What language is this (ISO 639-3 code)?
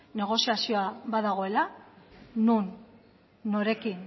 eus